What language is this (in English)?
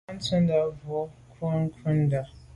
Medumba